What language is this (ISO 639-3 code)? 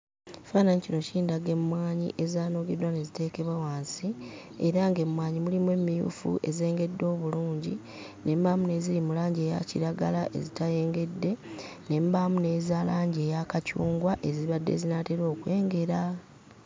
lug